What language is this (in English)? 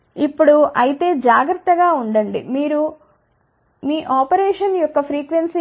Telugu